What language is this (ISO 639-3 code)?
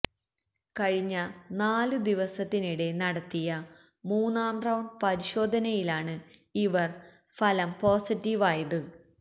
mal